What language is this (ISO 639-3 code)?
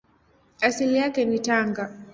swa